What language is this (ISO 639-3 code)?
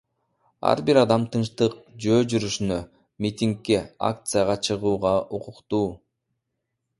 kir